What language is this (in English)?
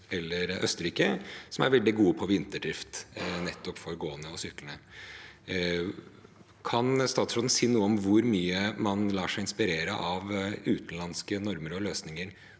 Norwegian